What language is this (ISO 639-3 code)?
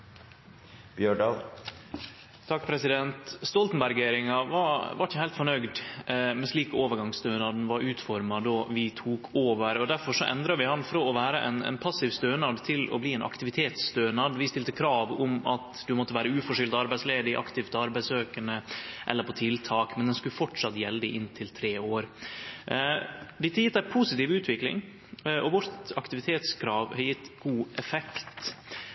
nno